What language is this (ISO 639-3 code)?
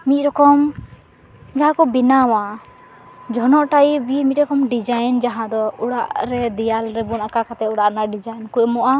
sat